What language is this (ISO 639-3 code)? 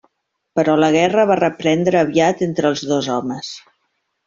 cat